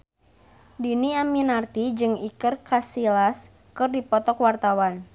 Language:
Sundanese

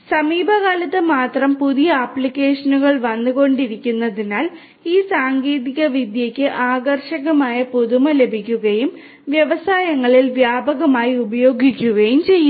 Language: Malayalam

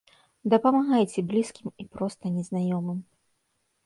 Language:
Belarusian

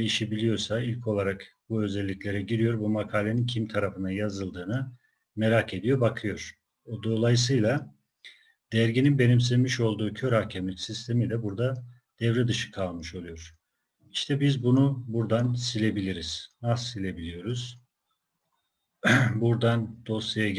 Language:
Turkish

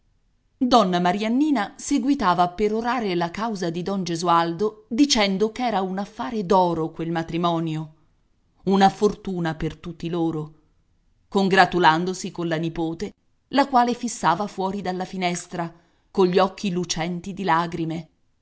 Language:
Italian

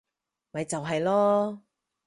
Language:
Cantonese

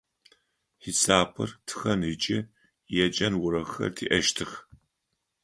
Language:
Adyghe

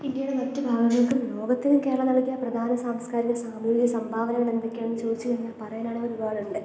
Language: Malayalam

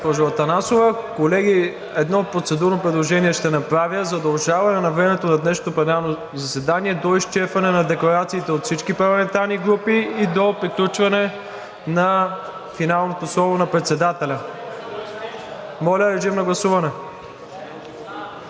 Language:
Bulgarian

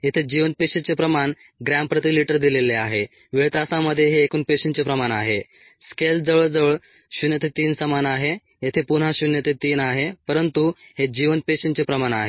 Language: Marathi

